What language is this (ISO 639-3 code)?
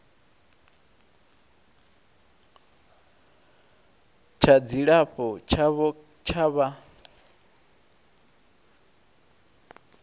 ven